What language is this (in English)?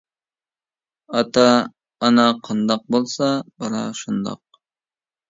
Uyghur